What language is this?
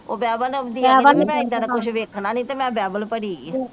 Punjabi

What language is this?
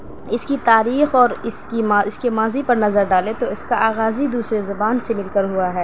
Urdu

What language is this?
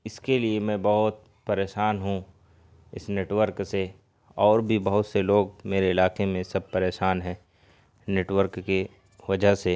Urdu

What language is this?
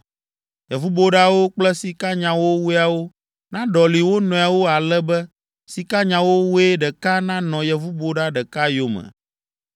Ewe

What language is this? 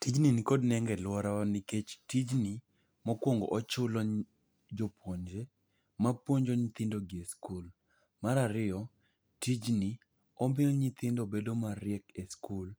Luo (Kenya and Tanzania)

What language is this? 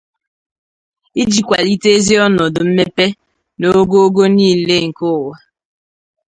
Igbo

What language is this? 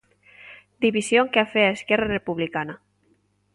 Galician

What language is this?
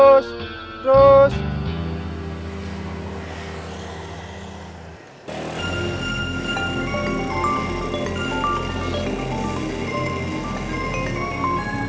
Indonesian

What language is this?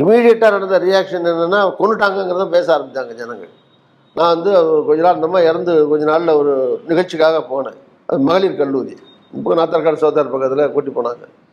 Tamil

